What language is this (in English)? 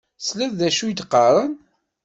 Kabyle